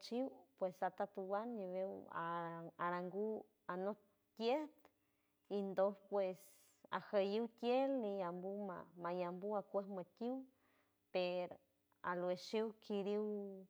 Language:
San Francisco Del Mar Huave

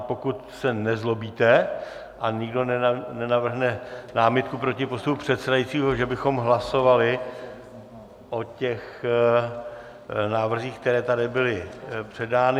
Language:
Czech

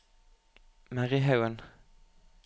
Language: Norwegian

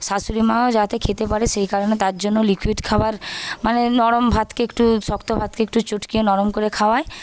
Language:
Bangla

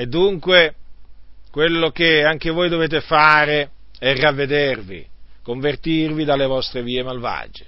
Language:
Italian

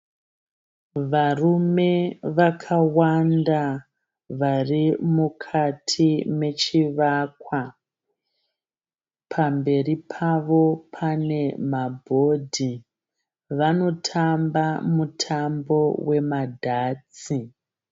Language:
Shona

